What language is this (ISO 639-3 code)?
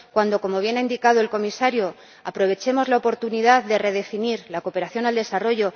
spa